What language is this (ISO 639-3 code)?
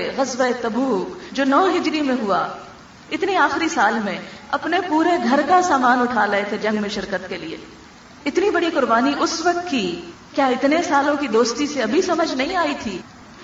urd